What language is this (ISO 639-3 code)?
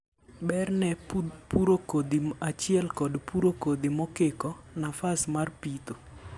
luo